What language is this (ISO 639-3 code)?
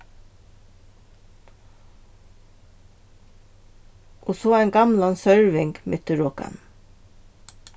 fao